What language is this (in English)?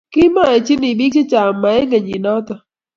Kalenjin